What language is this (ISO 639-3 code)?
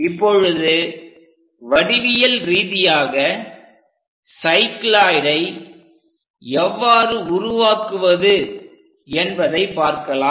tam